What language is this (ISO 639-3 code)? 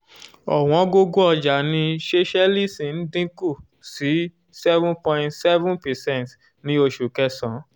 yor